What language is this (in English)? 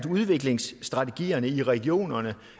Danish